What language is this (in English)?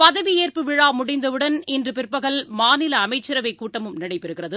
Tamil